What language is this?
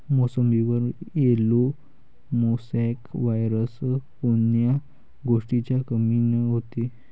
Marathi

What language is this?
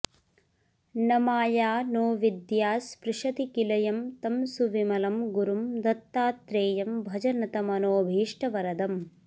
Sanskrit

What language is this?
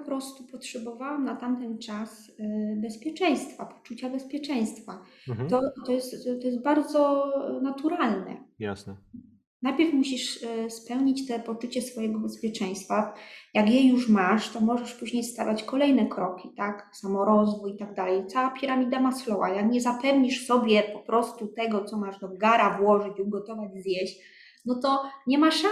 Polish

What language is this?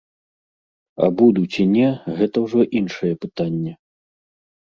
Belarusian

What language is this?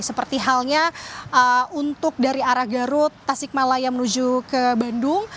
Indonesian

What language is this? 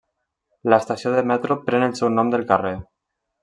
Catalan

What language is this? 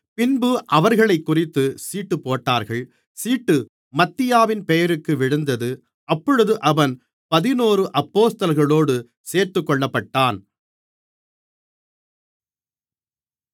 Tamil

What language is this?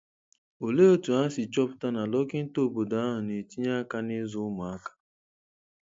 Igbo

